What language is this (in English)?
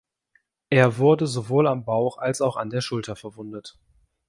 German